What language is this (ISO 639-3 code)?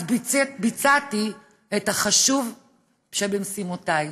heb